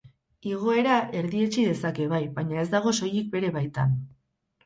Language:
Basque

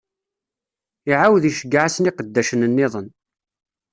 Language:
Kabyle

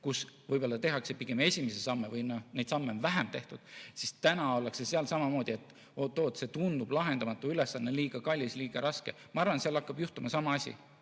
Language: Estonian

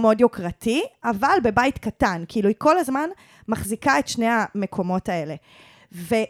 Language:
Hebrew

